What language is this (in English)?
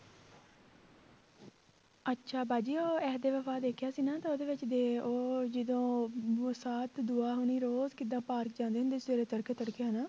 Punjabi